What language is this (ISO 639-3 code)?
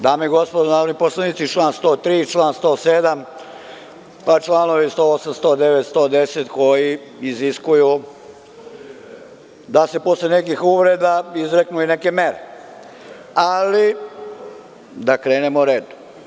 srp